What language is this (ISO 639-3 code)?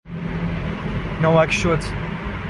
fas